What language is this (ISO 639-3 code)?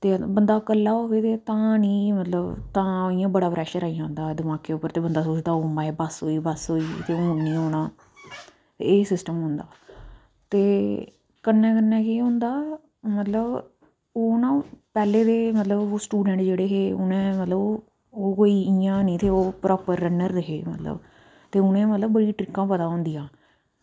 doi